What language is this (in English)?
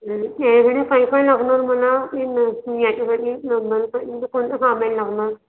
Marathi